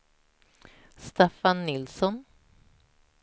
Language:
Swedish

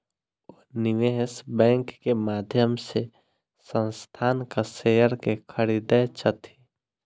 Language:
Maithili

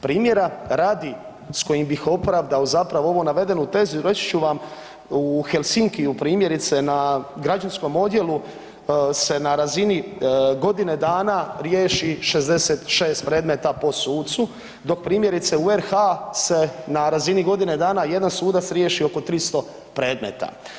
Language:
Croatian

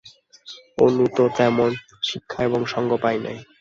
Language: Bangla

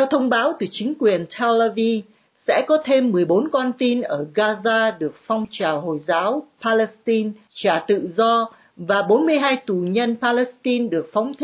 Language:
Vietnamese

